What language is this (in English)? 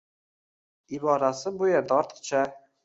Uzbek